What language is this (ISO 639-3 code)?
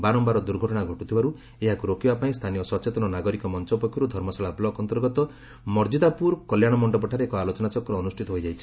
ori